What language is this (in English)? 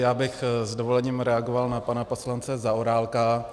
Czech